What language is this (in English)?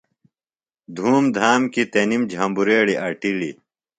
Phalura